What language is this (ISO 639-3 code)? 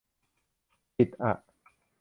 tha